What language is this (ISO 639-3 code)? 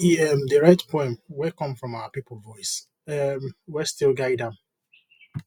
pcm